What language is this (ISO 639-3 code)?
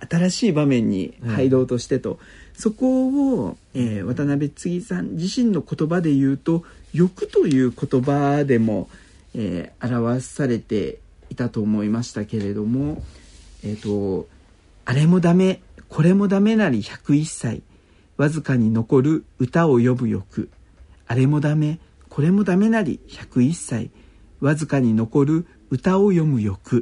jpn